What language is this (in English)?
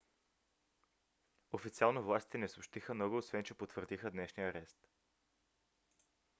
Bulgarian